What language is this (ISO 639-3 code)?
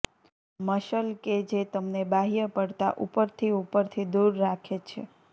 guj